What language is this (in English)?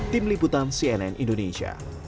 Indonesian